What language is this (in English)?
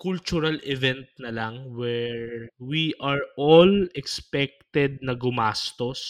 Filipino